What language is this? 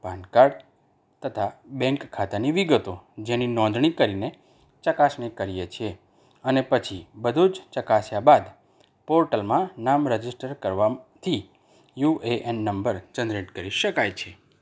Gujarati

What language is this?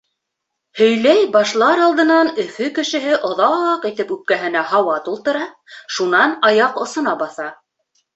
Bashkir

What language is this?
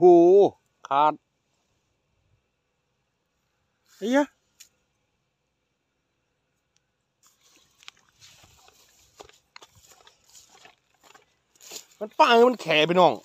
Thai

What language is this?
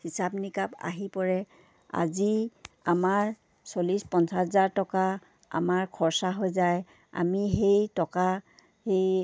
Assamese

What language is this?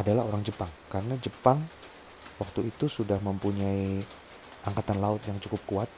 Indonesian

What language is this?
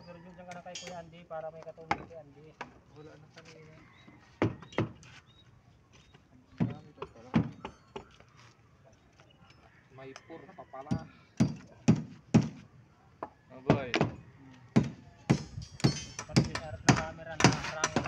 Filipino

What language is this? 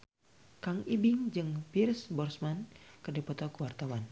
Sundanese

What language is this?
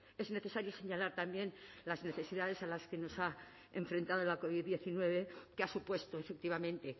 Spanish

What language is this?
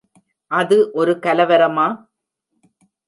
Tamil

